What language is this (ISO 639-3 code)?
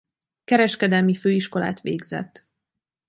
hun